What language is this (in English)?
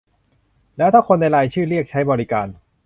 Thai